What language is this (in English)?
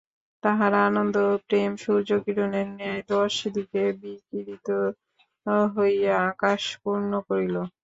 Bangla